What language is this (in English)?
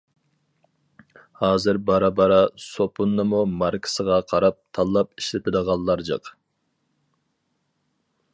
Uyghur